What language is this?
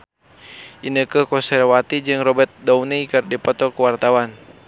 Sundanese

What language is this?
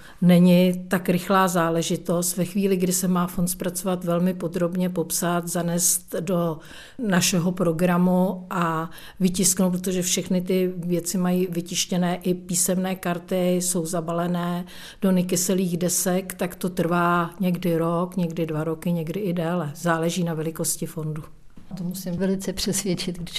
Czech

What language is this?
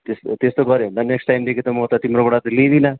Nepali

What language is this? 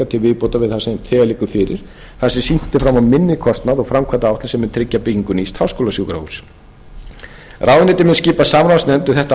Icelandic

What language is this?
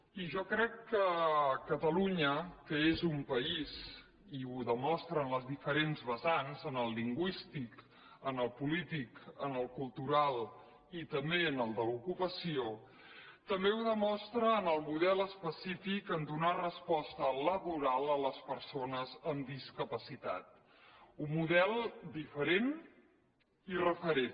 Catalan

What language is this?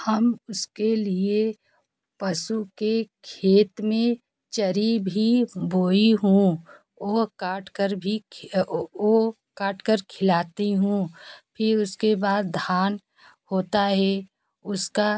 Hindi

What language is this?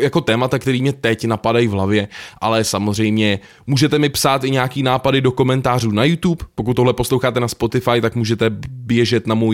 Czech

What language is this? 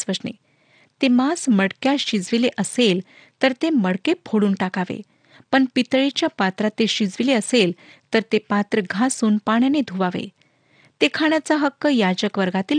Marathi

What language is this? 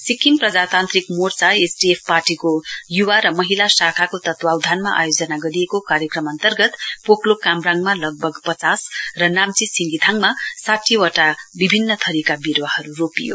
Nepali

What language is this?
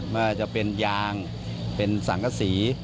Thai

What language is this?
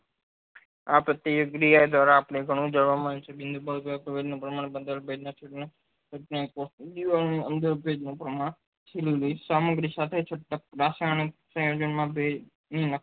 Gujarati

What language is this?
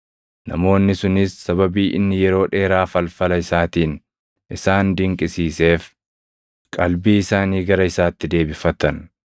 Oromo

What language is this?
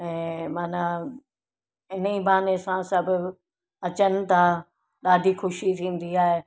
Sindhi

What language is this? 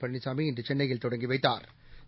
Tamil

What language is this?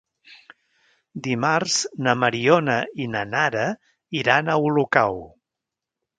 Catalan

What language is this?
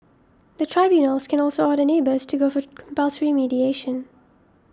English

